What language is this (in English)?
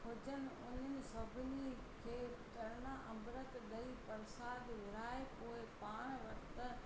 Sindhi